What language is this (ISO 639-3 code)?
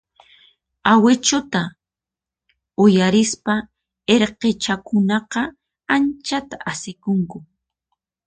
qxp